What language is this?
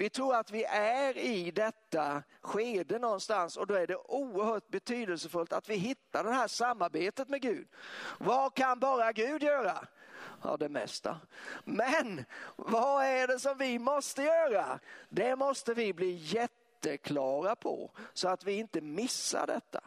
Swedish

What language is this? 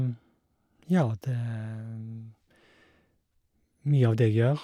Norwegian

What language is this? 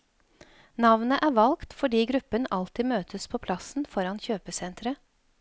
Norwegian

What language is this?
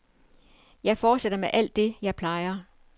Danish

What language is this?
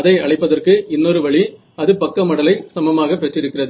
Tamil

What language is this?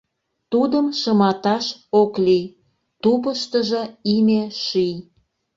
Mari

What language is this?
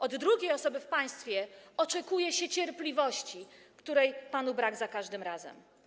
Polish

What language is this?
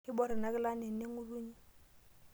Masai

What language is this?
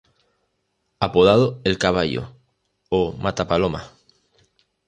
Spanish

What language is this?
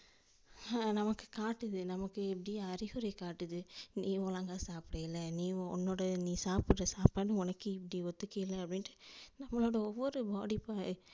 Tamil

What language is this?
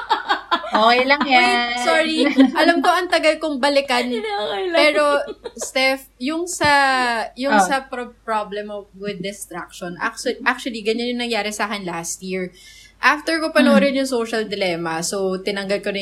Filipino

